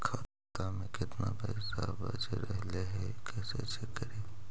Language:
Magahi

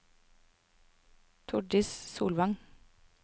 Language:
Norwegian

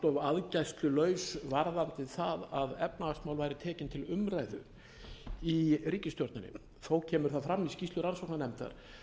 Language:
Icelandic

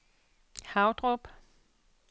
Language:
Danish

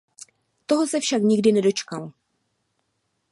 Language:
Czech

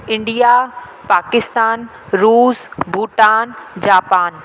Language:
Sindhi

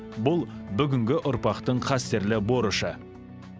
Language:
Kazakh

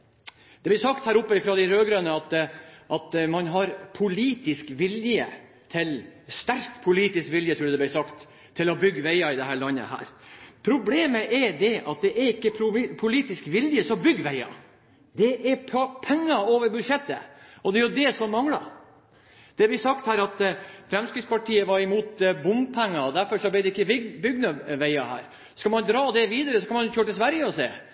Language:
Norwegian Bokmål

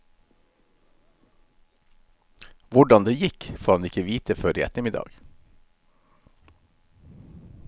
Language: Norwegian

